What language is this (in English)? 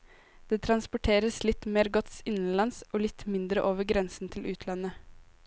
Norwegian